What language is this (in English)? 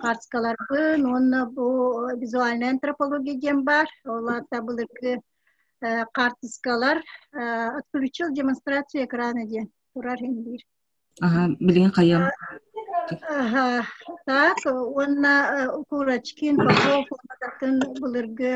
Turkish